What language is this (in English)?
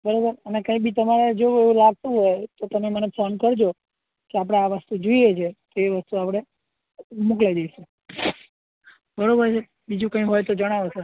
Gujarati